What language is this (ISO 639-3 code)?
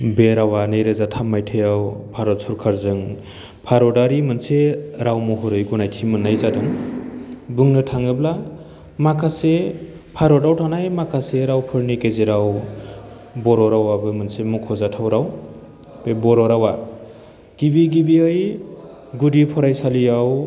brx